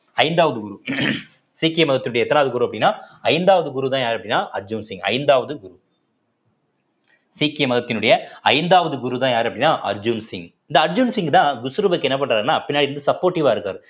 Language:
Tamil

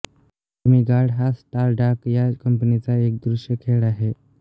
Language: Marathi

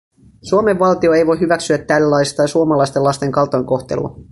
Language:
Finnish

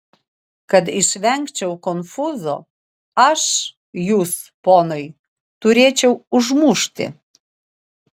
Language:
Lithuanian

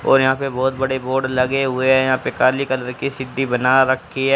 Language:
Hindi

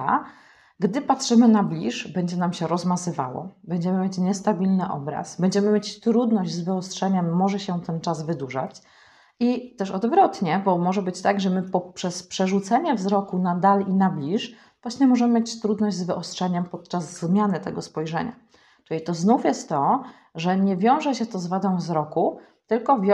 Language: Polish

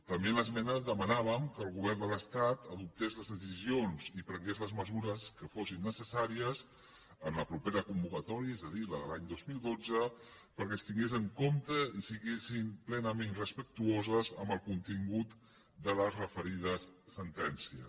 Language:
Catalan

